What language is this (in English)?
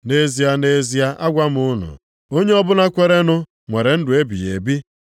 Igbo